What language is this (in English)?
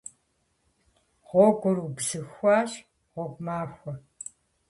Kabardian